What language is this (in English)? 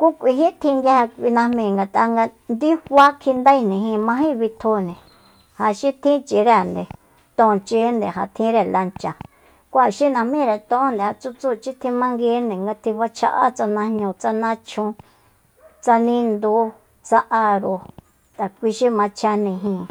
Soyaltepec Mazatec